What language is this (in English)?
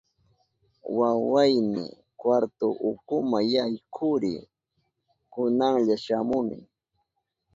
Southern Pastaza Quechua